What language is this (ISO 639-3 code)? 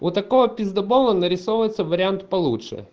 rus